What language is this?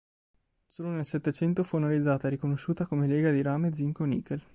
Italian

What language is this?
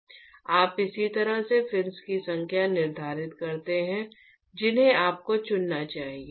Hindi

